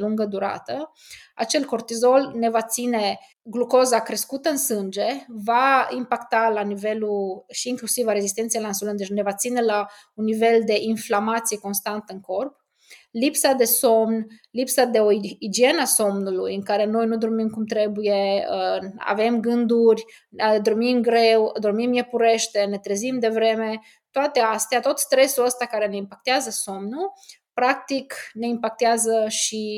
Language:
Romanian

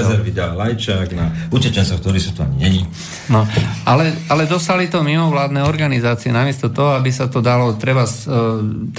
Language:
Slovak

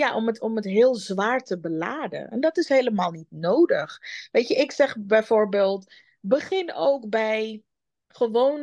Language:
Dutch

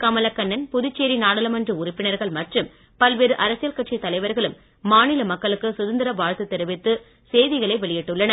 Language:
Tamil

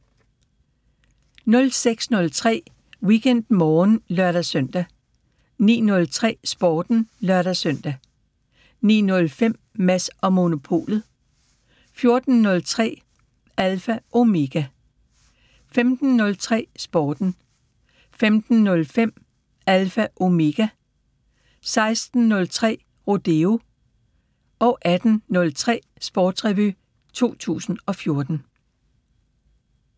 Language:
Danish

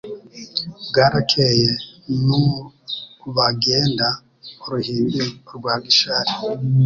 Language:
Kinyarwanda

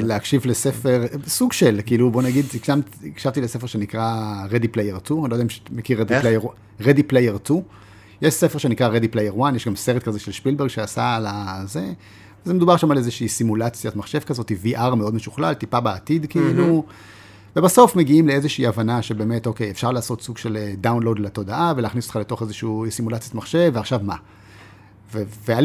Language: Hebrew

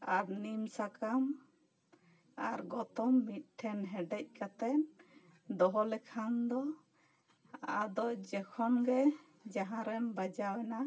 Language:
Santali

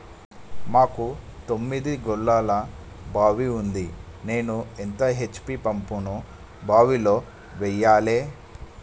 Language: Telugu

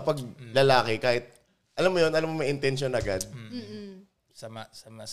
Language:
Filipino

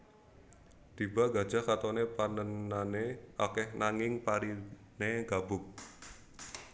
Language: Javanese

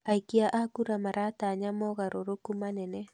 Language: Kikuyu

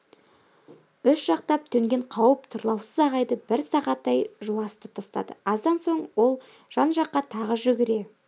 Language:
Kazakh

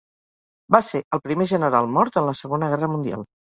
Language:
Catalan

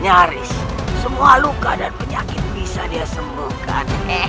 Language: Indonesian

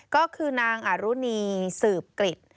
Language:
Thai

